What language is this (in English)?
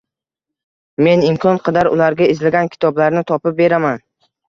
Uzbek